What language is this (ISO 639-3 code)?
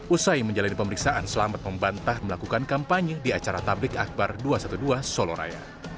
ind